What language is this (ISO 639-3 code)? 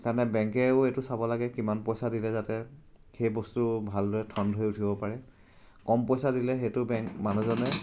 asm